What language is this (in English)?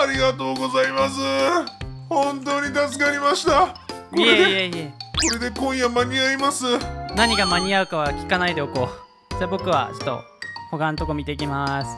Japanese